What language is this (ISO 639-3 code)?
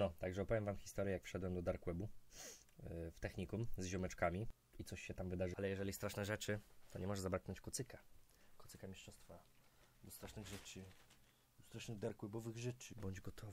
pol